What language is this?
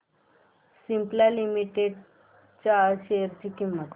Marathi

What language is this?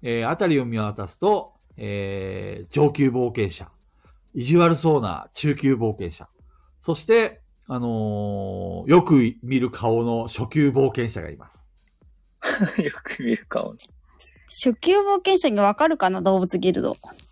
Japanese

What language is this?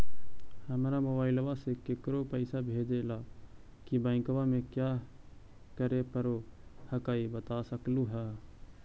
Magahi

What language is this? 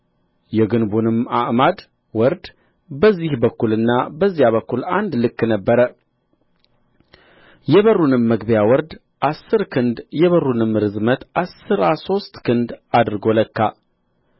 Amharic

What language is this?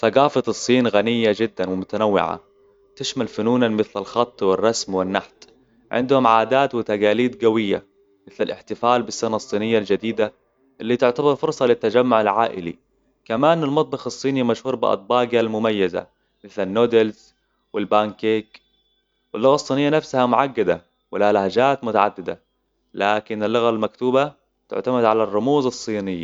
Hijazi Arabic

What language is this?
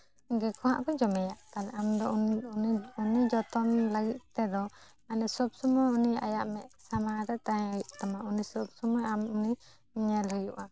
Santali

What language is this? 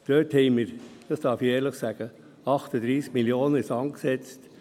Swiss German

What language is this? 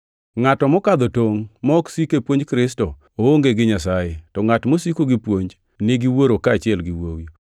Luo (Kenya and Tanzania)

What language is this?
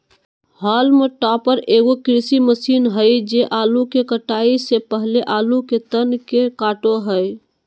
Magahi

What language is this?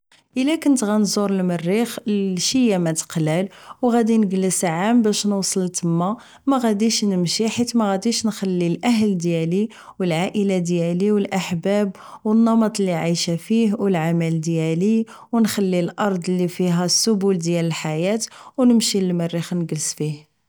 Moroccan Arabic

